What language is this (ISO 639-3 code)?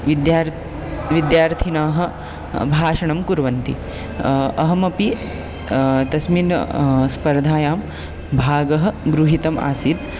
san